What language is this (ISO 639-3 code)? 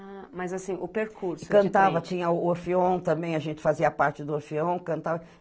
por